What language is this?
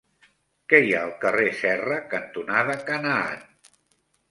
Catalan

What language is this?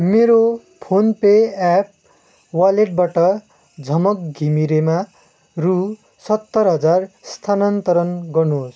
Nepali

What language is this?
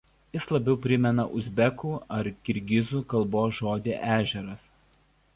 Lithuanian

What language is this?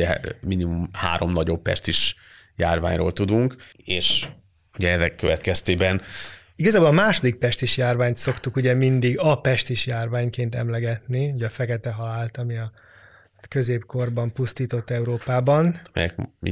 Hungarian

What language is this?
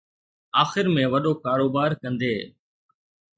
Sindhi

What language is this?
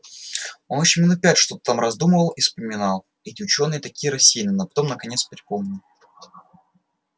Russian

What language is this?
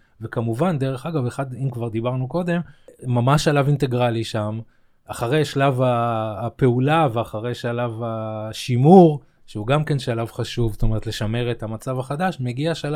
Hebrew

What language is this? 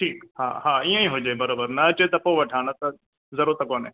Sindhi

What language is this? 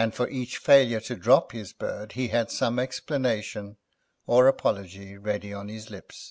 English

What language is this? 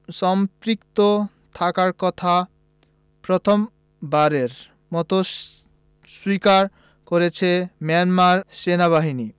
Bangla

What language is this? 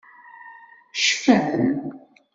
Kabyle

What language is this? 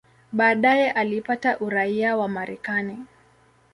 Swahili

